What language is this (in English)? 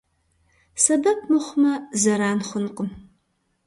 Kabardian